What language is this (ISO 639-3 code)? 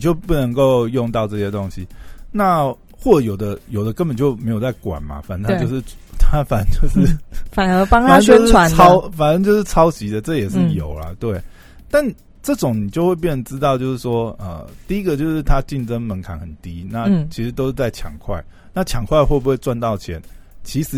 zho